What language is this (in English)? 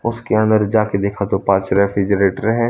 Hindi